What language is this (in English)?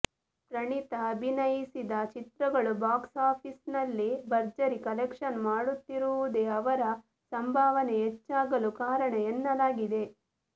Kannada